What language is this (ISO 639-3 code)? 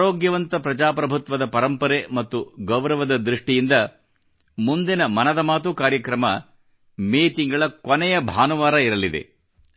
kan